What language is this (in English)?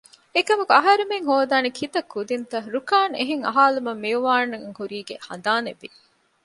Divehi